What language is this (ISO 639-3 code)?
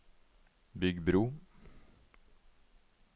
nor